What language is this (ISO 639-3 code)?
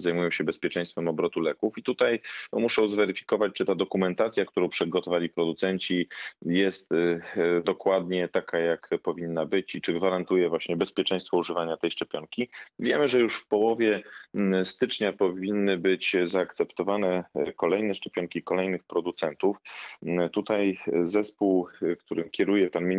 pol